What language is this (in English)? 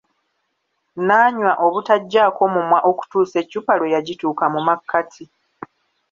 Ganda